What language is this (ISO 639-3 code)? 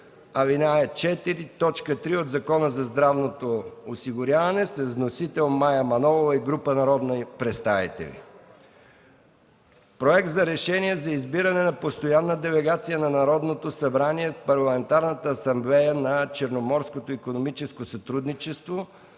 bul